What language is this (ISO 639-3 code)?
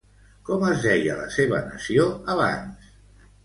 cat